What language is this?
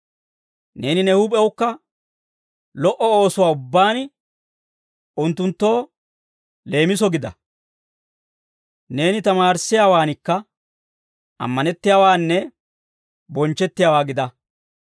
Dawro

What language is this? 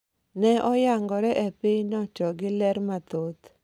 Luo (Kenya and Tanzania)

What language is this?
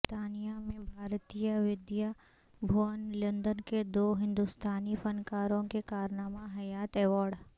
Urdu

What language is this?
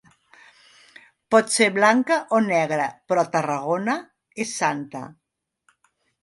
Catalan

